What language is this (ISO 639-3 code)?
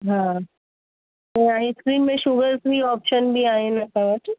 snd